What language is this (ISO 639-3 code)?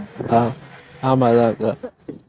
tam